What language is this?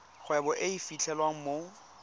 Tswana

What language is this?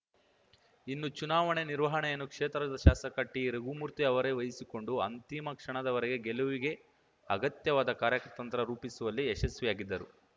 Kannada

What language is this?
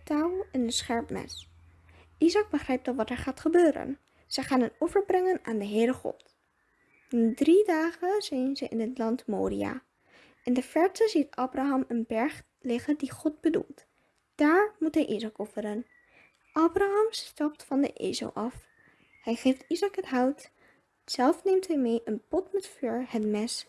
Dutch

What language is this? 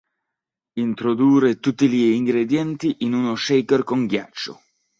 Italian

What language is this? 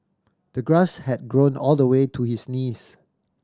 English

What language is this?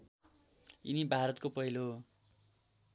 Nepali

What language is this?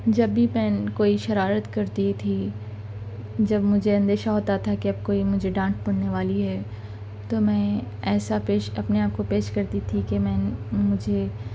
Urdu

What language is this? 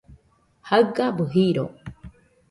Nüpode Huitoto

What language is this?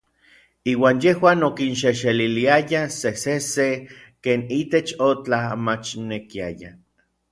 Orizaba Nahuatl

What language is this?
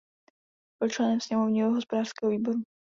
Czech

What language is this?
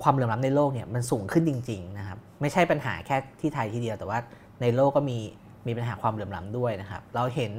Thai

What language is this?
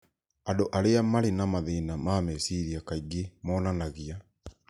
Kikuyu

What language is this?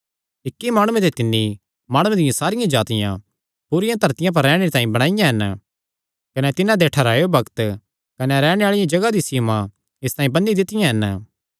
Kangri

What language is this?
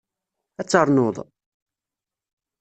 Kabyle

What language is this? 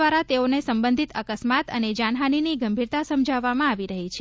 Gujarati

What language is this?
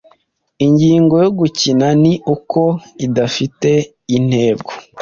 Kinyarwanda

